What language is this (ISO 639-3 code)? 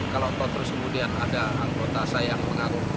ind